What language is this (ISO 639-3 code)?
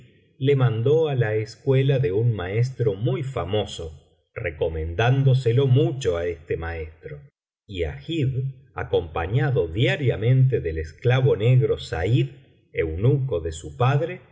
spa